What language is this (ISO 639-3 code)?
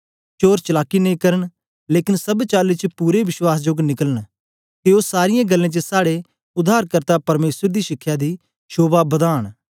doi